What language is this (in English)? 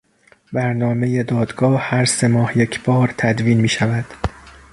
Persian